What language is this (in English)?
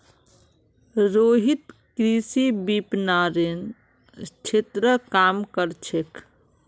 Magahi